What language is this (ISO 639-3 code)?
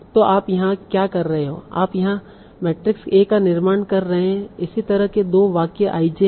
hin